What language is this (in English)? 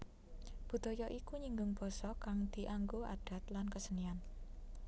Javanese